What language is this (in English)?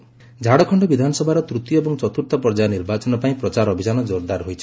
Odia